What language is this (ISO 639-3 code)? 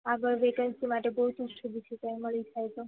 guj